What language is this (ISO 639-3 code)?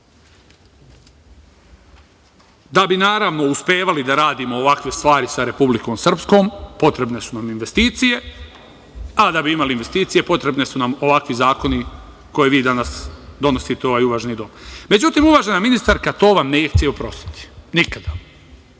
srp